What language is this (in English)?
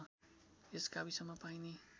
Nepali